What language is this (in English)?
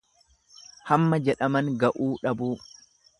Oromo